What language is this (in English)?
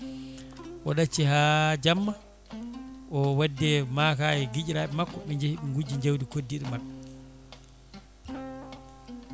Fula